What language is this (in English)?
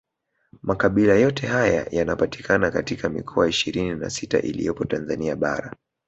Swahili